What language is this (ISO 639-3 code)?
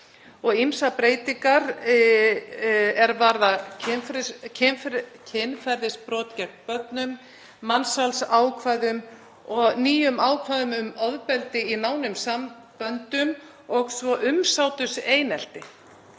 isl